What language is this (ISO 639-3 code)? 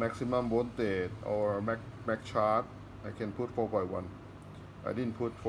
eng